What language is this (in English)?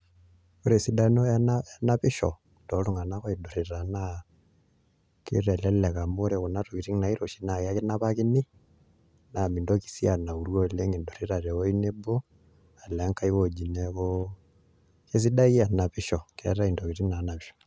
Masai